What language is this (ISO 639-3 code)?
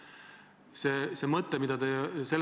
est